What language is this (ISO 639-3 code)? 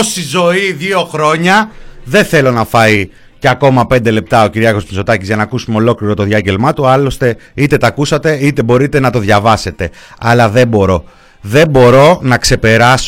ell